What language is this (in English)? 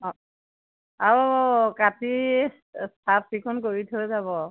Assamese